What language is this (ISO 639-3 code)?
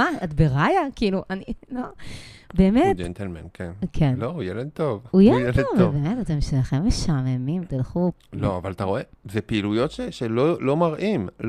heb